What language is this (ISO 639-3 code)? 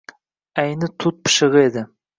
uzb